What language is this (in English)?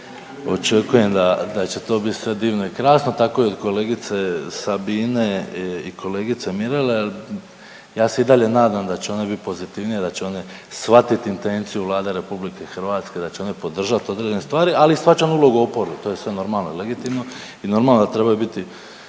Croatian